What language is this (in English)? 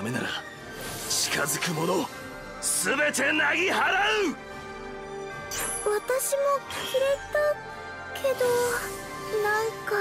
Japanese